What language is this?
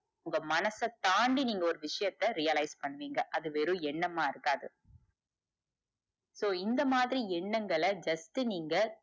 Tamil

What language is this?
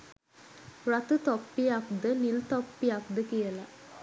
Sinhala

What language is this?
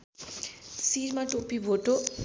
Nepali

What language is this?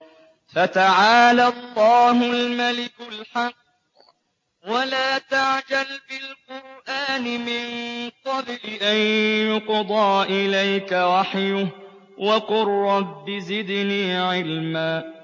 Arabic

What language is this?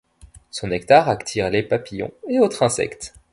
French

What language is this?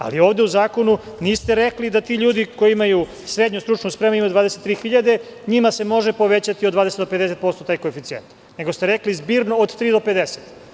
Serbian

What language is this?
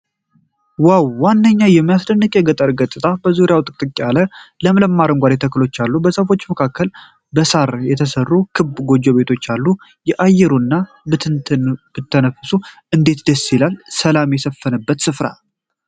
Amharic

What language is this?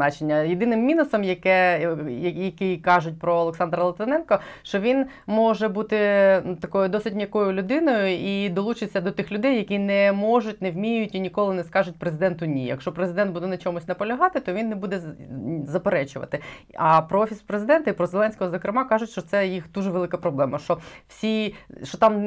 Ukrainian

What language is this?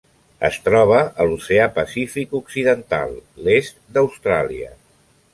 Catalan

